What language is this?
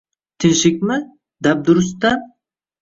Uzbek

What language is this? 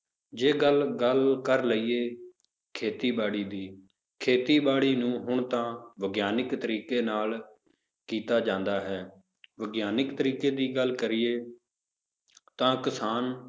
Punjabi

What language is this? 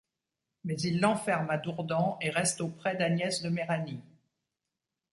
French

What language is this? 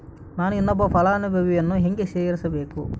Kannada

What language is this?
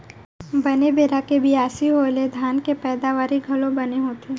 Chhattisgarhi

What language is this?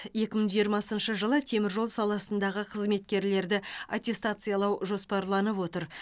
Kazakh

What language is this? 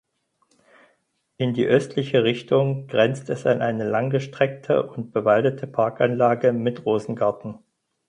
German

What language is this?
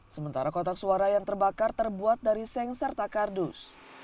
Indonesian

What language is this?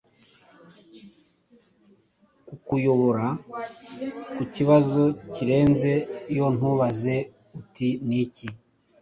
Kinyarwanda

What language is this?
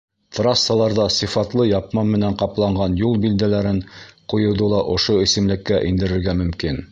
Bashkir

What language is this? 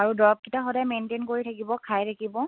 Assamese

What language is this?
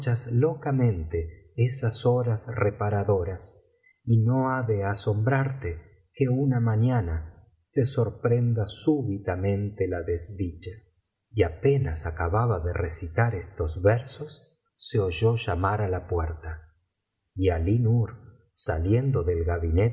Spanish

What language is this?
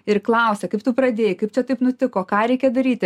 Lithuanian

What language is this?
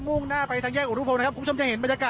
Thai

